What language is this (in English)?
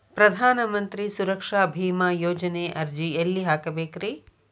Kannada